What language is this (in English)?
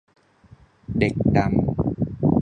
Thai